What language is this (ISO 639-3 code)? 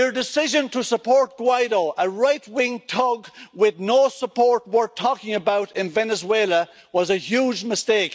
eng